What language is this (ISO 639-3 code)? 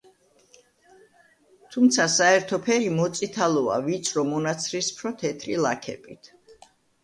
kat